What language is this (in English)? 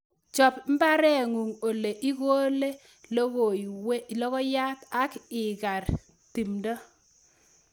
Kalenjin